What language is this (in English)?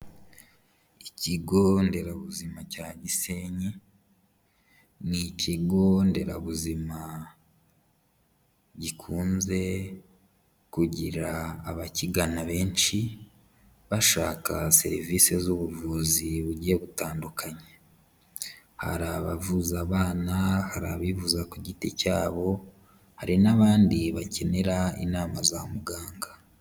Kinyarwanda